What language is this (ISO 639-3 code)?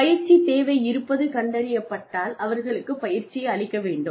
tam